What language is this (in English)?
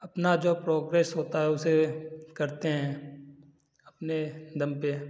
Hindi